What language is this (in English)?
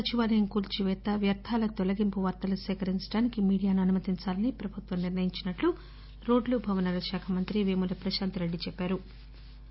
Telugu